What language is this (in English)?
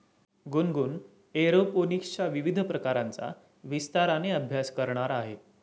Marathi